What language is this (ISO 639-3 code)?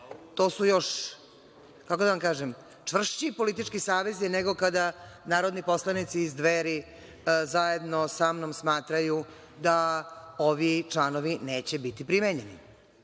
srp